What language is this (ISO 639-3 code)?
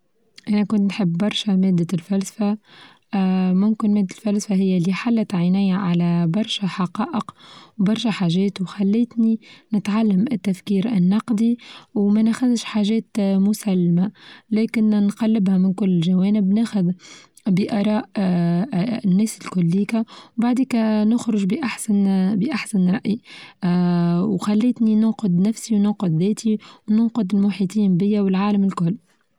aeb